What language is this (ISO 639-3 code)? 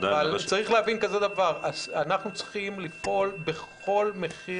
heb